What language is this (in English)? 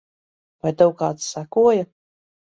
Latvian